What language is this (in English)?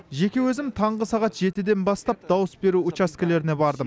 Kazakh